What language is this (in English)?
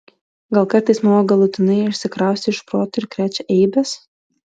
Lithuanian